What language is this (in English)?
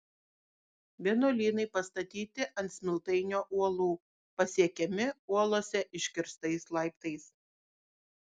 Lithuanian